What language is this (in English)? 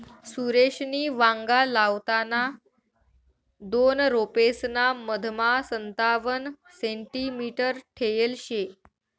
Marathi